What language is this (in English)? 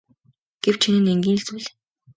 Mongolian